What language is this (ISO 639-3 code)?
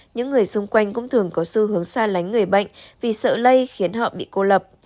vie